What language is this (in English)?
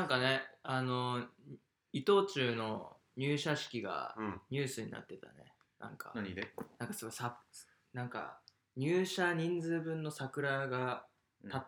Japanese